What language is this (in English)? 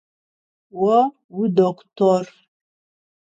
Adyghe